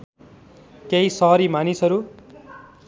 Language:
Nepali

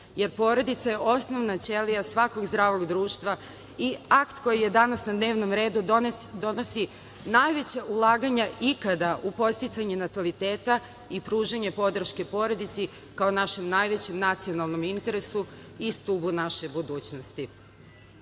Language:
Serbian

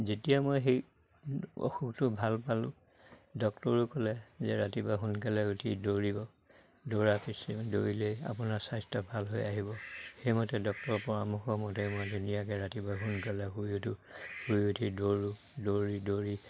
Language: Assamese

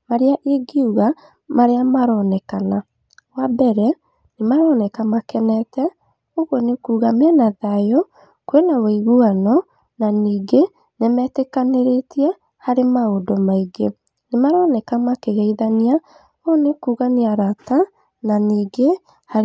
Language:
Kikuyu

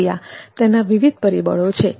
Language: Gujarati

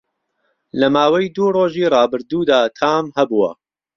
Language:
Central Kurdish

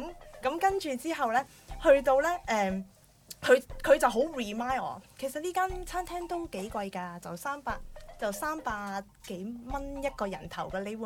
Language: Chinese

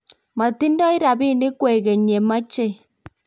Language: Kalenjin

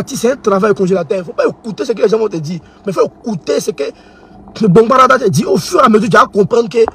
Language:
French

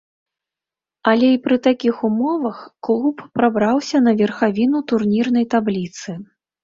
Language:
Belarusian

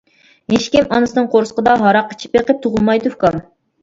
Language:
Uyghur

